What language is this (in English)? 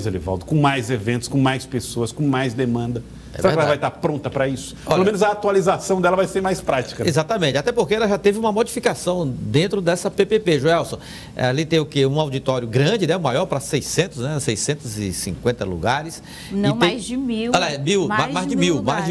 Portuguese